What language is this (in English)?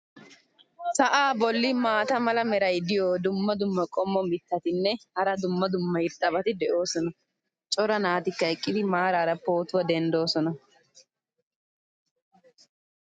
Wolaytta